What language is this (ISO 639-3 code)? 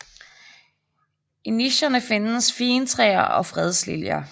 dan